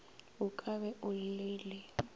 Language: Northern Sotho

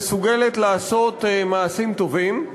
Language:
Hebrew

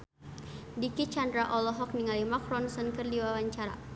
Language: Sundanese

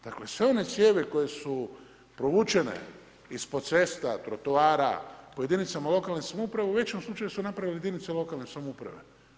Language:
Croatian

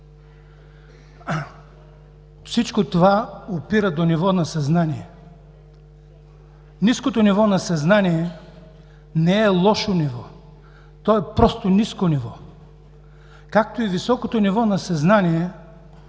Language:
Bulgarian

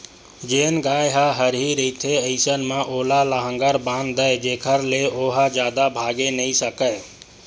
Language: Chhattisgarhi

